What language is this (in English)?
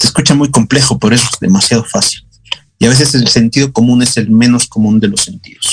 Spanish